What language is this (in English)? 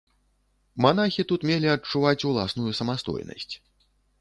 Belarusian